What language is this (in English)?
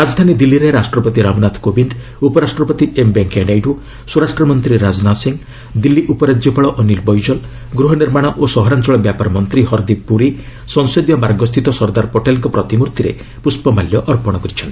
Odia